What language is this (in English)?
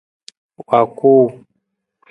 Nawdm